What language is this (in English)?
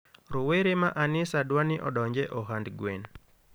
Luo (Kenya and Tanzania)